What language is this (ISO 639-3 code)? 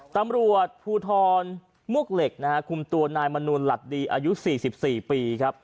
tha